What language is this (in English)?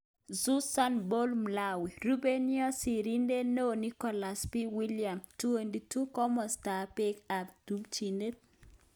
Kalenjin